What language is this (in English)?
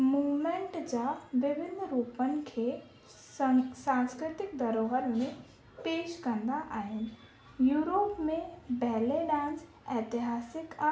Sindhi